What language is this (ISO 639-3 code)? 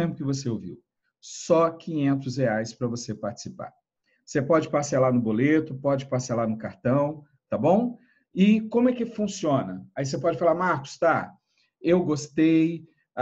por